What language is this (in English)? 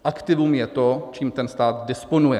Czech